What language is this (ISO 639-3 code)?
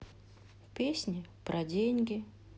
rus